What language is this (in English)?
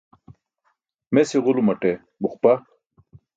Burushaski